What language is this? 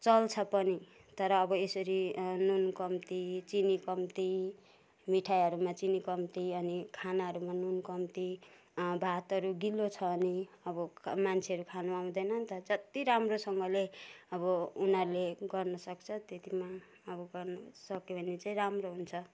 Nepali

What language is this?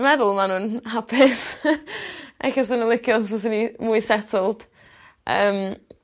Welsh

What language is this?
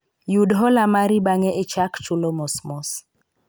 Luo (Kenya and Tanzania)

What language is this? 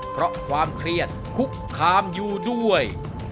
Thai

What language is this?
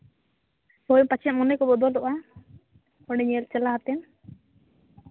Santali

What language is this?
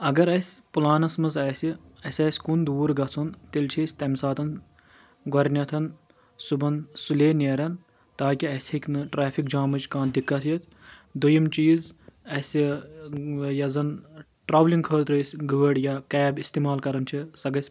Kashmiri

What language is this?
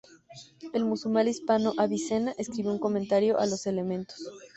Spanish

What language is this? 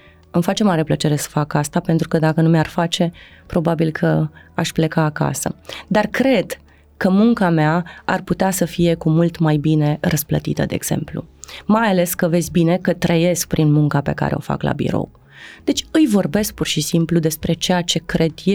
Romanian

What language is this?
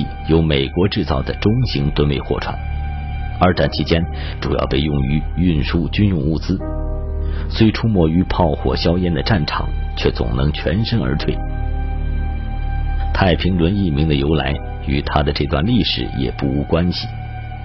Chinese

